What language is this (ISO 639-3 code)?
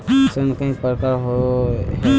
mag